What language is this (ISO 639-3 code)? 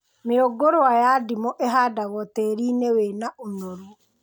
kik